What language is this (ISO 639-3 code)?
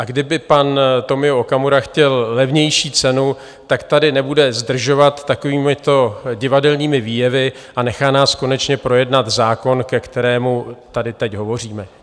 ces